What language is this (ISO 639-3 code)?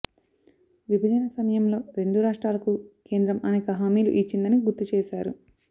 tel